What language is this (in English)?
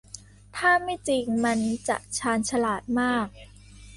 Thai